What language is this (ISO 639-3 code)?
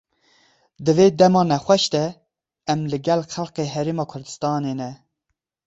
kur